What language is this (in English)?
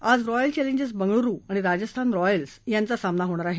Marathi